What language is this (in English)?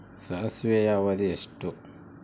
Kannada